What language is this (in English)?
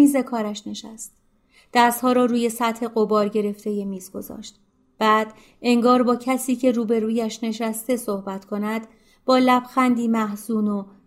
Persian